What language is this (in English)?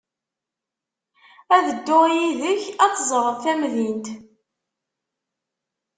Kabyle